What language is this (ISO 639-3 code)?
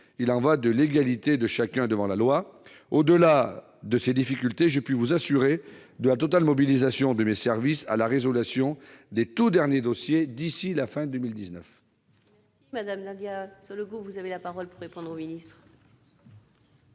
fra